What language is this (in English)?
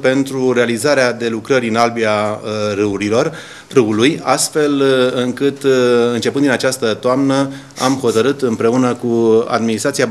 Romanian